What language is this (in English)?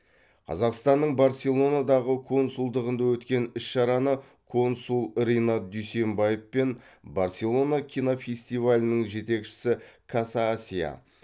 Kazakh